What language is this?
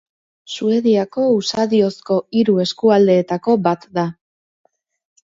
Basque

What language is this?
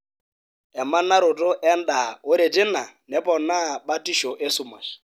Masai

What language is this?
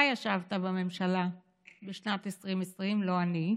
Hebrew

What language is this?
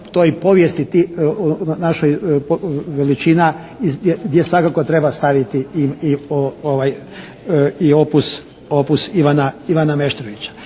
Croatian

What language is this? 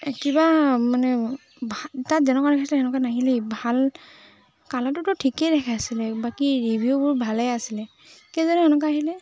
Assamese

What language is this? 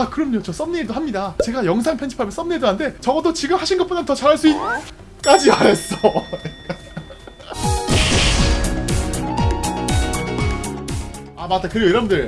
Korean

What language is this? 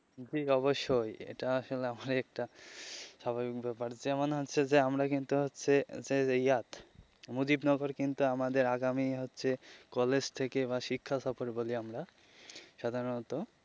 Bangla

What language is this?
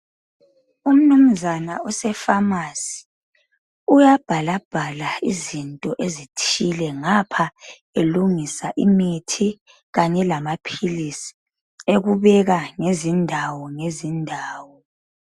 North Ndebele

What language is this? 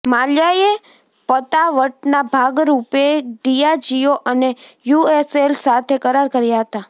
Gujarati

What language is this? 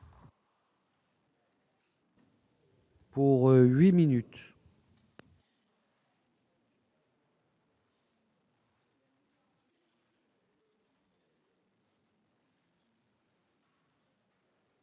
French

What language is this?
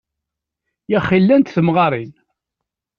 Kabyle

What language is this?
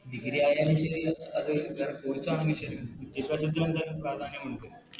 Malayalam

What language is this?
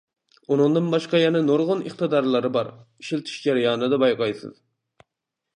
Uyghur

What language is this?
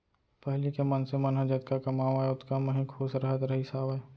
Chhattisgarhi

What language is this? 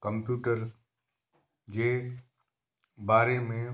Sindhi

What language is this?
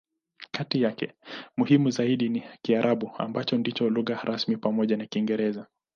Swahili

